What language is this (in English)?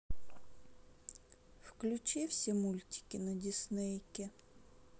Russian